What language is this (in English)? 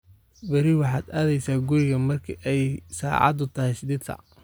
Somali